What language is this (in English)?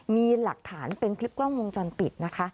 Thai